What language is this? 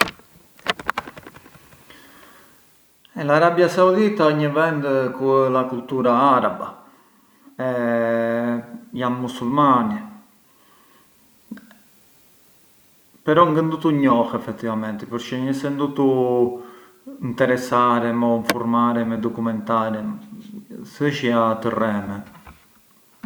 Arbëreshë Albanian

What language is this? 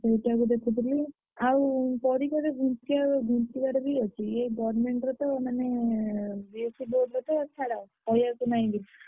Odia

